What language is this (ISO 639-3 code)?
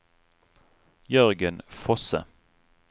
nor